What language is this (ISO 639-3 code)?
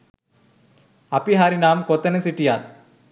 sin